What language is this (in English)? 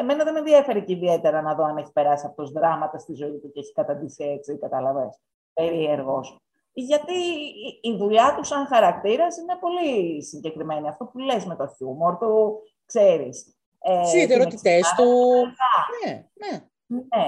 Greek